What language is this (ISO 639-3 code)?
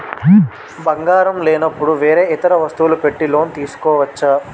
tel